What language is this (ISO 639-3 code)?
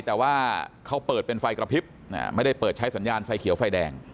tha